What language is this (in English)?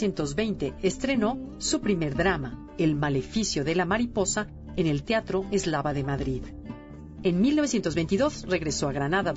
Spanish